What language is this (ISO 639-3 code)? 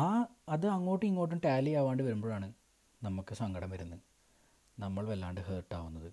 mal